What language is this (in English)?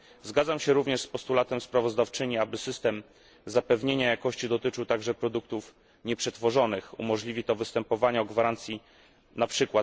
Polish